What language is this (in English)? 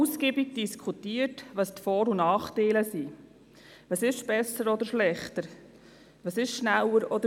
Swiss German